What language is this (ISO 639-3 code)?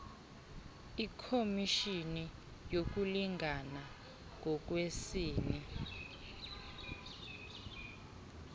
xho